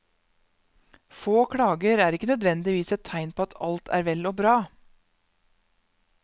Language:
Norwegian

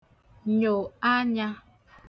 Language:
Igbo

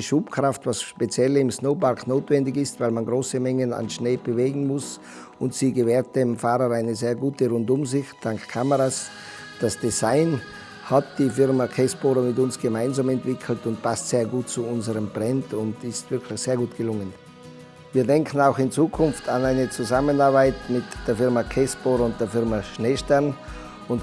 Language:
German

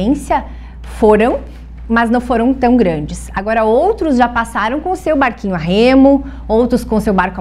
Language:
Portuguese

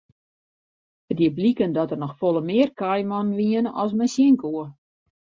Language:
Western Frisian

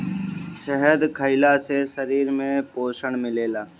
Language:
Bhojpuri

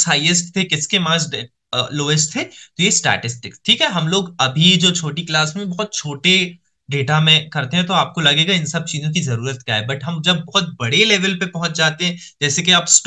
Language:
Hindi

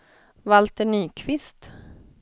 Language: Swedish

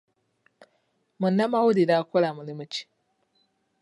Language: Ganda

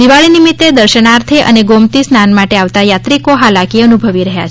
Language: Gujarati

